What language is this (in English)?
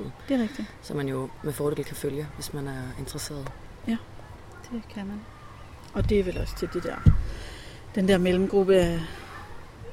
Danish